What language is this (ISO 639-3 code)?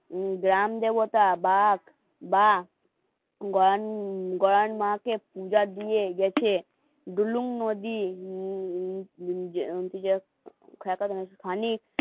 ben